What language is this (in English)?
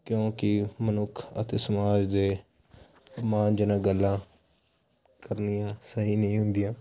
Punjabi